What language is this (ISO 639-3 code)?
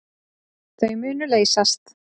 isl